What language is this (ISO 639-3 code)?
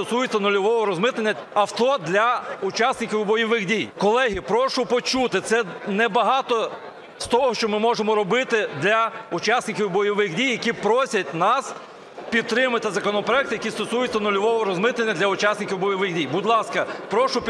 ukr